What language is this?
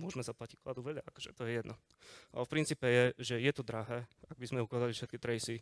Slovak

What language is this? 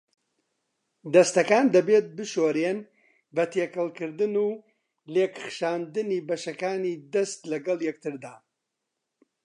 Central Kurdish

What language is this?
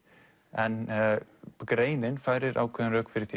Icelandic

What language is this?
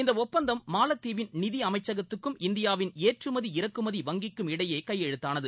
Tamil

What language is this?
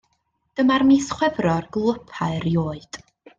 Welsh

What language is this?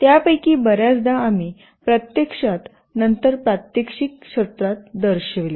Marathi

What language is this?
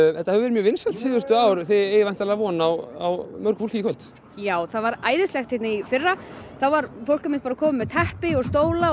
Icelandic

